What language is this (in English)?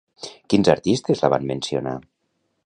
Catalan